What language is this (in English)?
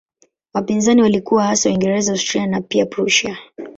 Swahili